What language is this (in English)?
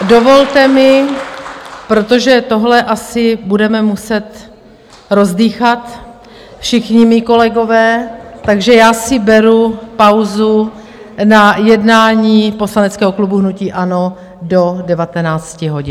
Czech